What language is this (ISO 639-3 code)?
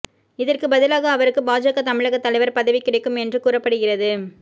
tam